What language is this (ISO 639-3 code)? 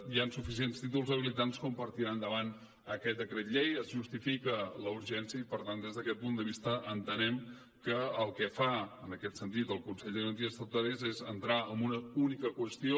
cat